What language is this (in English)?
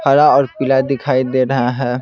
Hindi